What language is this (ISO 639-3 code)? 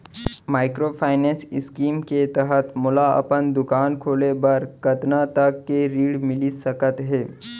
hne